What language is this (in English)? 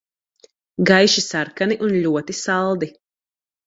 Latvian